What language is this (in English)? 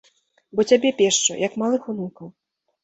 Belarusian